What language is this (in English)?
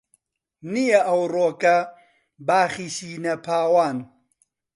Central Kurdish